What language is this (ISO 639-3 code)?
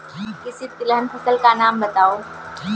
hin